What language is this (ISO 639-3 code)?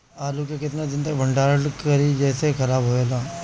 bho